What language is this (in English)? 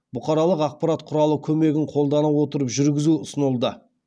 Kazakh